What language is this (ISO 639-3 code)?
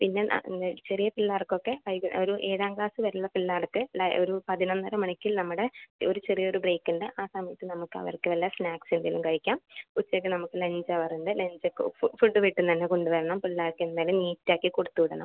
mal